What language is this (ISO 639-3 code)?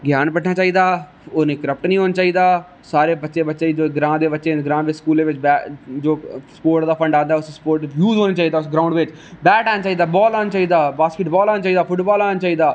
doi